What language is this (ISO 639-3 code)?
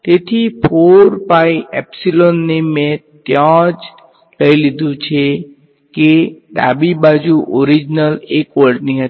guj